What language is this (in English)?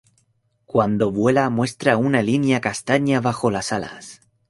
Spanish